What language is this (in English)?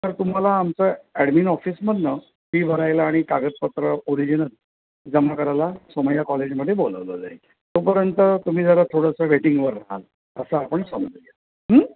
Marathi